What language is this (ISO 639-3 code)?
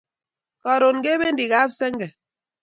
kln